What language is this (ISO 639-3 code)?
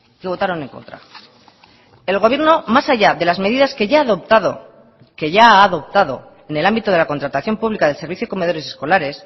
spa